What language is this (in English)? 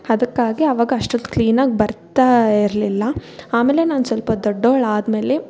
Kannada